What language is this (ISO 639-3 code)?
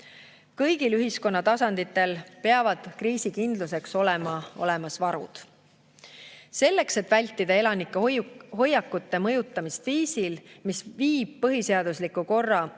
est